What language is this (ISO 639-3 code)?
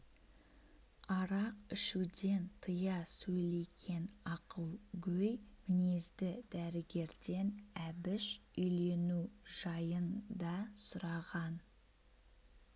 kaz